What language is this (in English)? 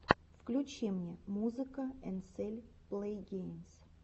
Russian